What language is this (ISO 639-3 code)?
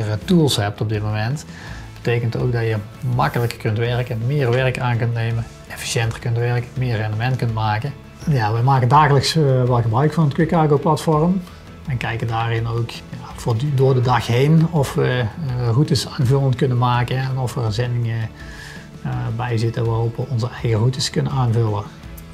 nld